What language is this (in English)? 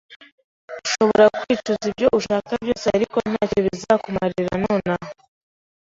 Kinyarwanda